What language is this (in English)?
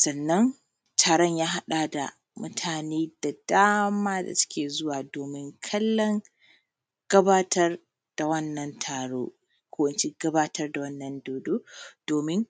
Hausa